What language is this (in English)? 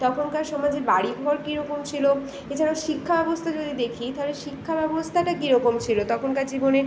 Bangla